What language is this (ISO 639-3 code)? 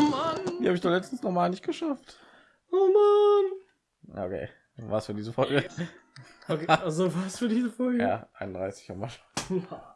deu